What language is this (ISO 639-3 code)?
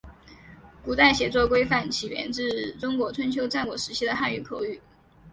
zho